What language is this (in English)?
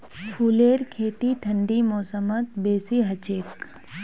Magahi